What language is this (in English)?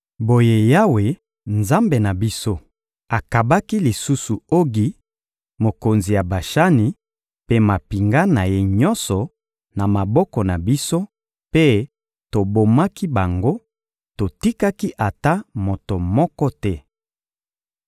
Lingala